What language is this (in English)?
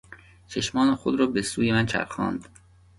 Persian